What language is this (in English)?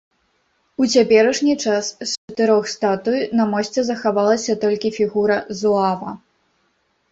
Belarusian